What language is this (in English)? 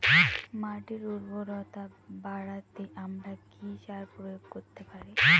Bangla